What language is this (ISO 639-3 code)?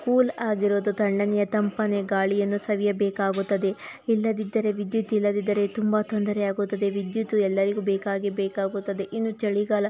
kan